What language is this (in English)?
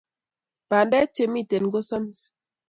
Kalenjin